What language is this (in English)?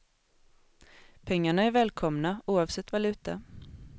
Swedish